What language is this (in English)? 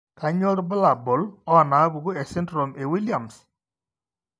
Masai